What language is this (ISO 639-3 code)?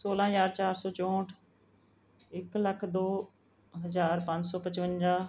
pan